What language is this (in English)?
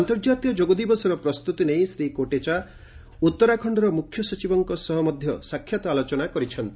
Odia